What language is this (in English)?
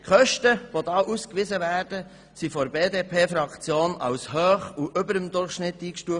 Swiss German